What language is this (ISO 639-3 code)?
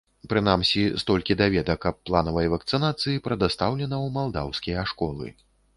bel